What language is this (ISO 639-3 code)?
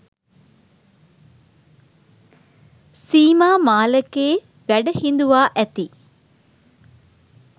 sin